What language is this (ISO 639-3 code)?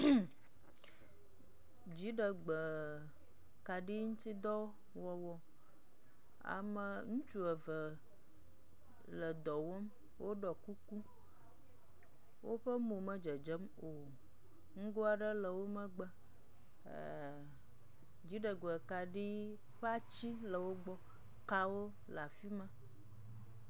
ewe